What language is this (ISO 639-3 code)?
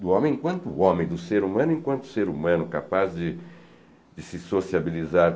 por